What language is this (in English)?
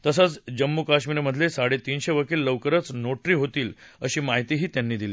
Marathi